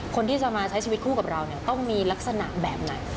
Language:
Thai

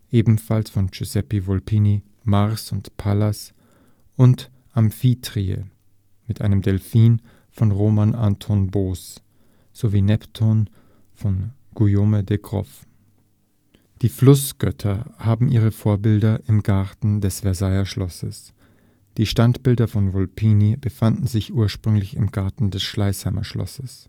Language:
German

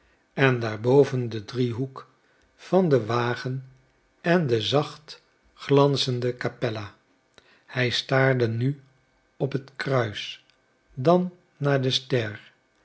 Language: Dutch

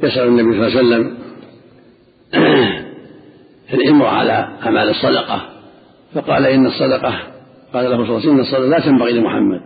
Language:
Arabic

